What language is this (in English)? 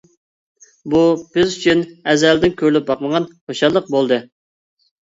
Uyghur